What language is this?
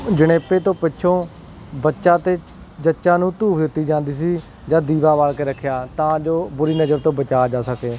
Punjabi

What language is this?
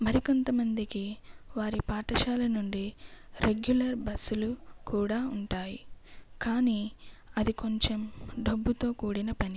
Telugu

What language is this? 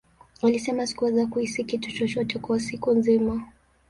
Swahili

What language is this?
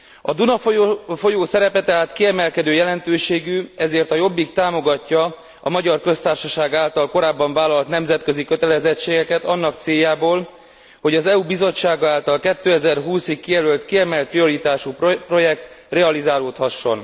Hungarian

